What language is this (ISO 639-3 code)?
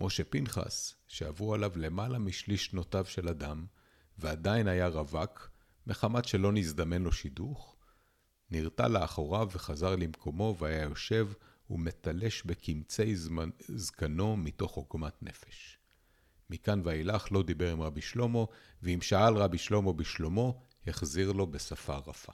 heb